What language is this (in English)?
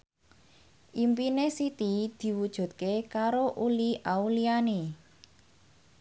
Javanese